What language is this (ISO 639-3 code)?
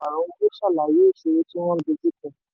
yor